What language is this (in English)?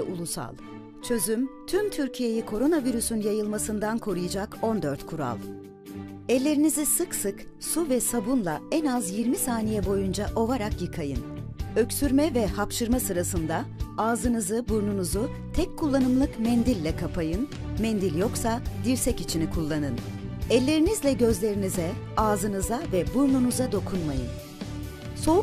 Turkish